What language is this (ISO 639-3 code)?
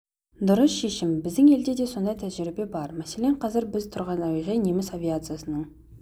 kaz